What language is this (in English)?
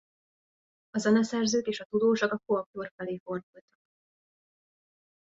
Hungarian